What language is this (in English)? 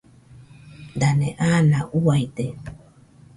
Nüpode Huitoto